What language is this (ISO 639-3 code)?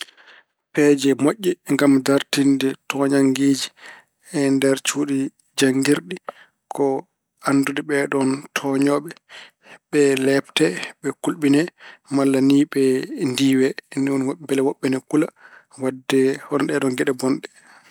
ful